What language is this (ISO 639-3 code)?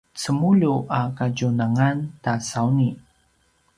pwn